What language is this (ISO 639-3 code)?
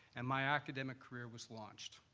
eng